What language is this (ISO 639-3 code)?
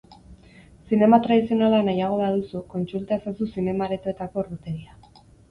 eus